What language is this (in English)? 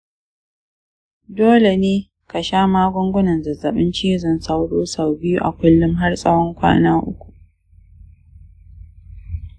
Hausa